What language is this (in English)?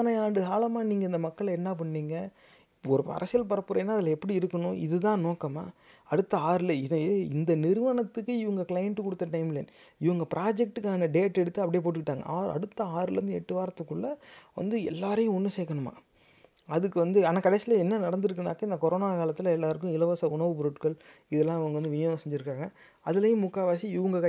Tamil